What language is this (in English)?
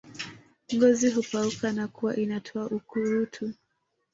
Swahili